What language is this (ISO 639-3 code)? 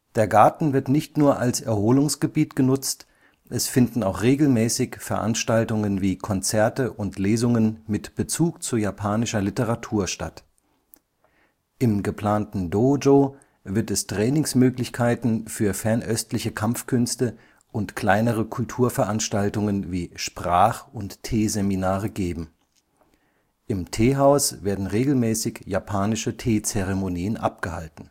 deu